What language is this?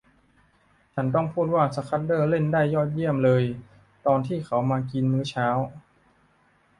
Thai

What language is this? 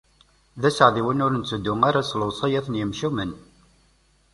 Kabyle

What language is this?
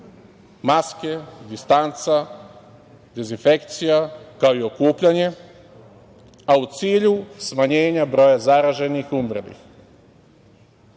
Serbian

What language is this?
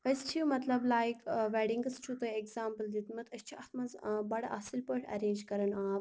Kashmiri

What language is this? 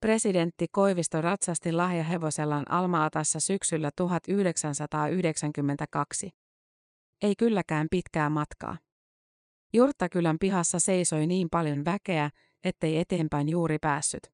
Finnish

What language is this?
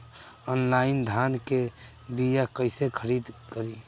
Bhojpuri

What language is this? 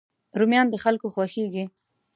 Pashto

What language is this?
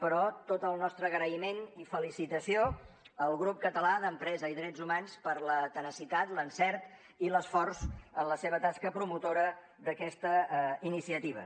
Catalan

